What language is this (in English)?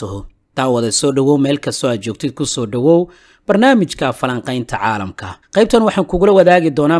Arabic